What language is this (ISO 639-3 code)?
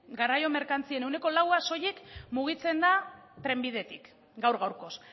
eus